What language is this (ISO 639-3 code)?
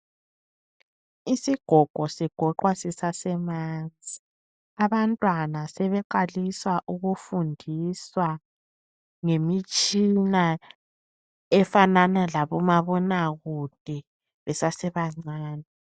nde